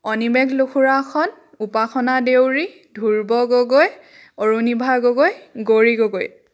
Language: Assamese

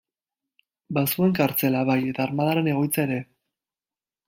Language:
Basque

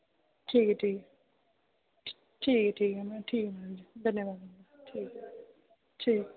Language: Dogri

